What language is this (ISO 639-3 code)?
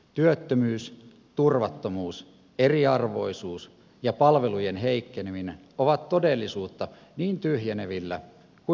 fin